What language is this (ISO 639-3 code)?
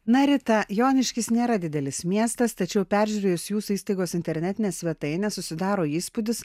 lit